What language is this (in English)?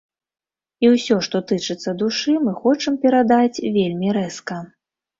Belarusian